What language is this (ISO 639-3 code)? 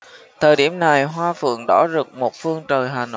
vie